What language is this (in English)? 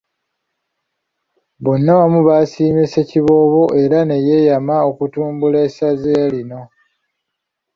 Ganda